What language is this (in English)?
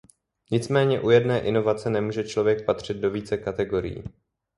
Czech